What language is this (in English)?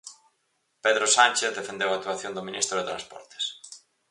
Galician